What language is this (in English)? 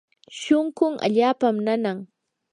Yanahuanca Pasco Quechua